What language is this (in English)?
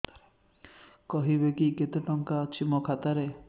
Odia